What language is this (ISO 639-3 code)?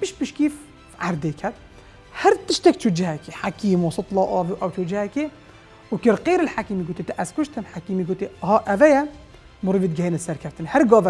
ara